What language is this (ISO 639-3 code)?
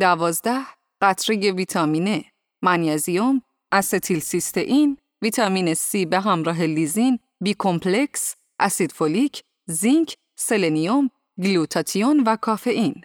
fas